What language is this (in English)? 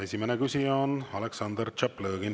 Estonian